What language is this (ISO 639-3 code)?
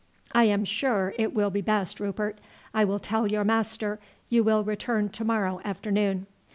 eng